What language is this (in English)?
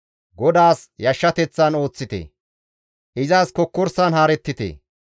Gamo